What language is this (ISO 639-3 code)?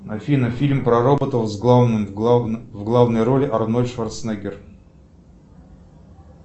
rus